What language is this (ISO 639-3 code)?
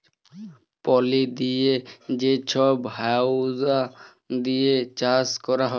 ben